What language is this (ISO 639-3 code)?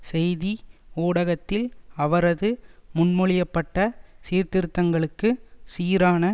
tam